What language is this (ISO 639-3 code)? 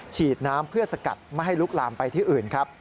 tha